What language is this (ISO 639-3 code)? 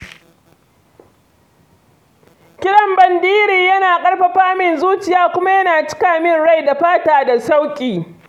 hau